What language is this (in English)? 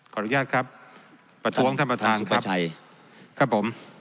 Thai